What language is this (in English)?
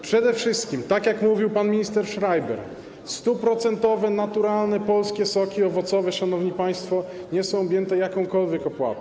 Polish